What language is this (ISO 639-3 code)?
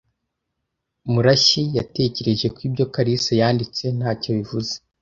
kin